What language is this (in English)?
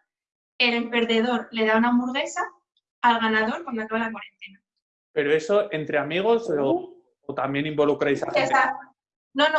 Spanish